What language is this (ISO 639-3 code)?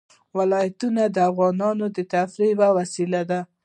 pus